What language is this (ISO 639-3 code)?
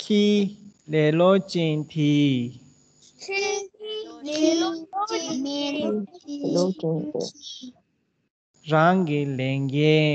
ron